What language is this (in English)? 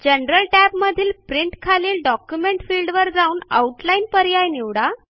Marathi